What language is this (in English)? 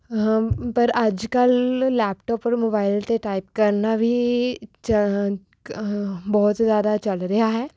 Punjabi